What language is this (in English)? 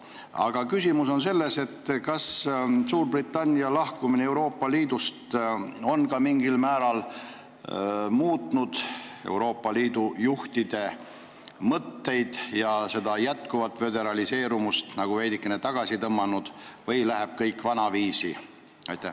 Estonian